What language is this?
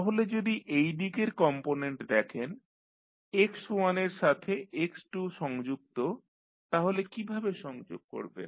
Bangla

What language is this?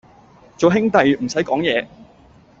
Cantonese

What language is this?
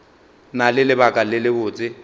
Northern Sotho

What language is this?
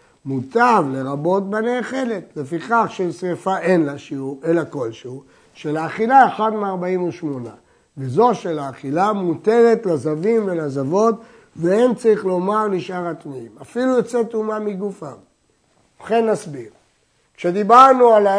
Hebrew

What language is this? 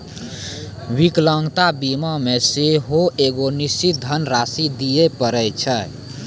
Maithili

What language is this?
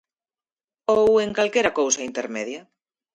Galician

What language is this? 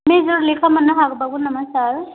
Bodo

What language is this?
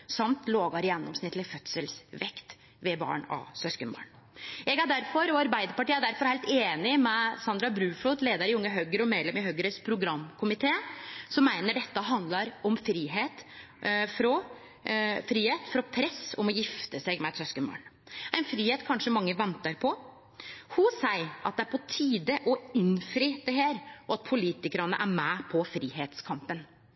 Norwegian Nynorsk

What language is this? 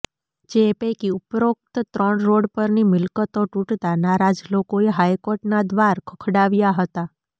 Gujarati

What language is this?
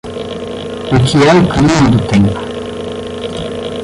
Portuguese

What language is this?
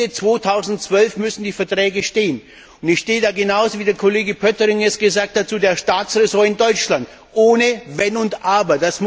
German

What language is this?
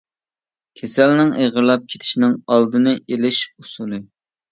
Uyghur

